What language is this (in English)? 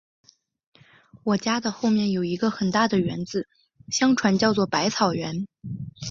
Chinese